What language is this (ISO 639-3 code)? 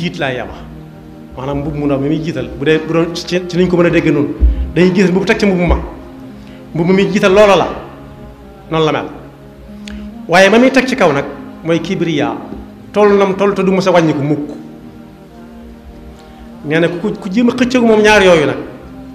ara